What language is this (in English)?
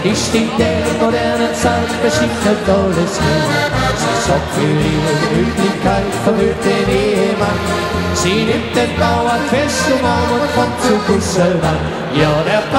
Latvian